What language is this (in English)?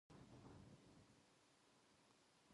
Japanese